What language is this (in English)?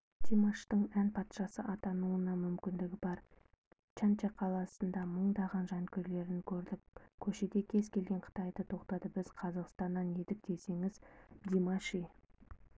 Kazakh